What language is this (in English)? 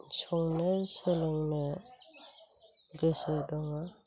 Bodo